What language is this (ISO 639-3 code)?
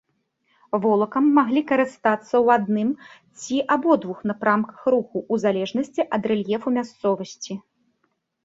bel